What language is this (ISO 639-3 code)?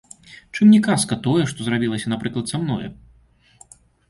bel